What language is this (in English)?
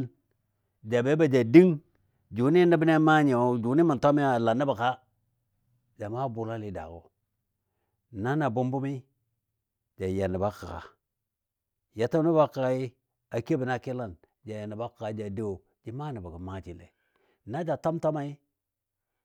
Dadiya